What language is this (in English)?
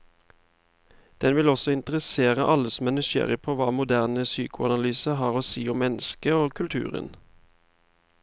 Norwegian